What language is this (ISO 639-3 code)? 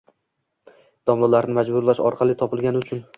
uzb